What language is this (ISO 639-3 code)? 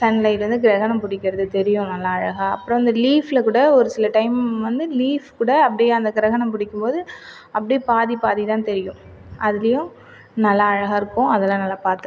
tam